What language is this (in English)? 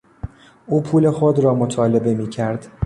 Persian